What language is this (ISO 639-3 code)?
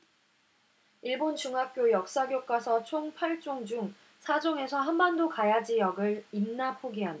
kor